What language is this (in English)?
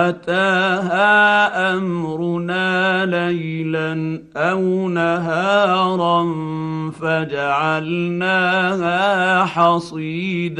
Arabic